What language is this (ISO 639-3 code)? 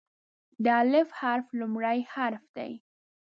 pus